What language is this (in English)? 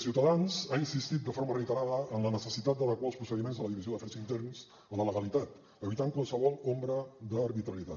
Catalan